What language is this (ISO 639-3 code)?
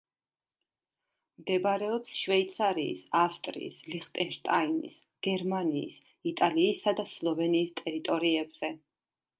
kat